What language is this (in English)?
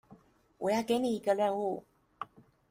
Chinese